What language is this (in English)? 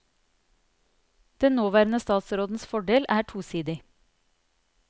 Norwegian